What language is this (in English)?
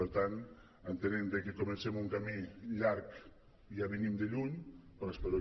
Catalan